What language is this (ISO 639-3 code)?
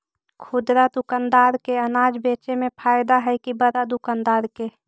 mag